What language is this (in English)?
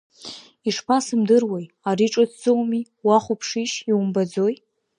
Abkhazian